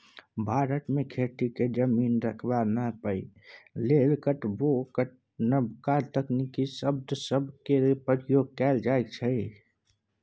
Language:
Maithili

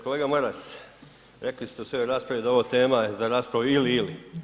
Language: Croatian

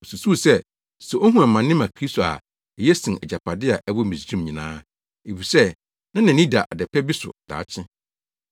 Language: Akan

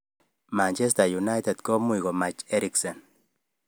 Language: Kalenjin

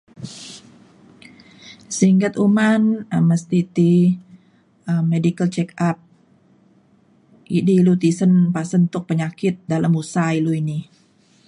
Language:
Mainstream Kenyah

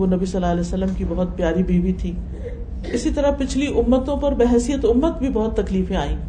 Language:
Urdu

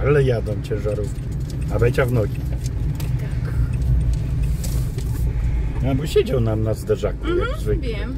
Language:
Polish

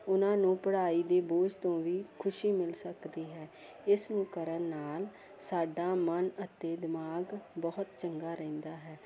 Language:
Punjabi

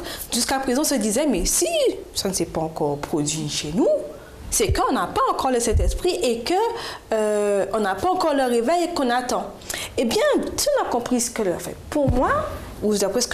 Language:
French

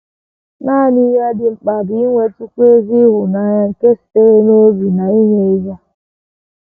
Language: Igbo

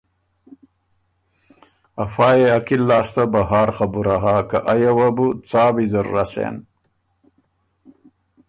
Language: Ormuri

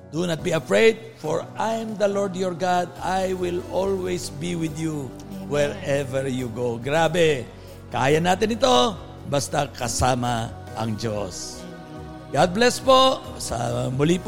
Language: Filipino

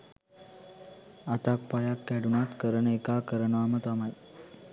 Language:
Sinhala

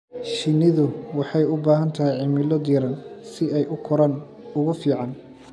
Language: Somali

